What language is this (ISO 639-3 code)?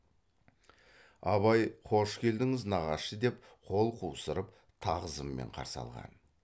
kaz